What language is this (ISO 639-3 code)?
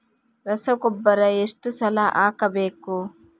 kan